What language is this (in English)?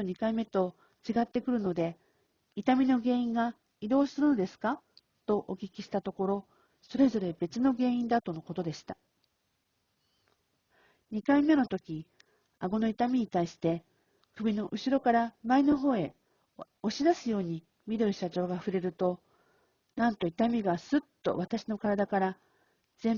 Japanese